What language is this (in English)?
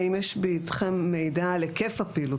Hebrew